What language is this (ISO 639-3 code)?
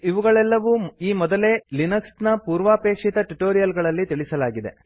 kan